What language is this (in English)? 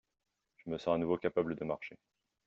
French